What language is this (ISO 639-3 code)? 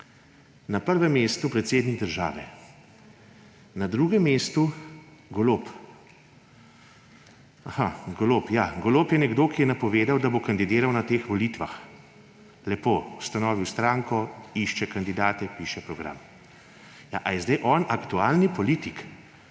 slv